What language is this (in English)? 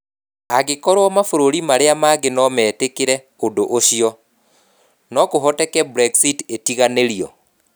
Kikuyu